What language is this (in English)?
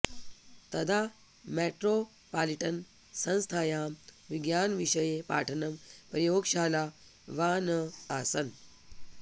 Sanskrit